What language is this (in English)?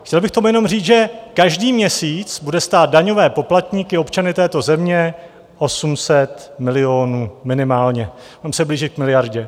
Czech